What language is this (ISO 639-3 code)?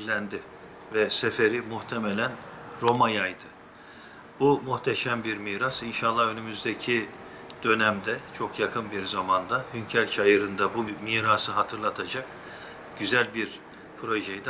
tur